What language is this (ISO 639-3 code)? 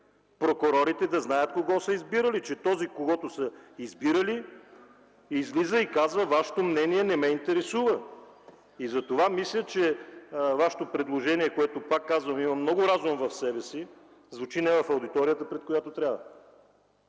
bul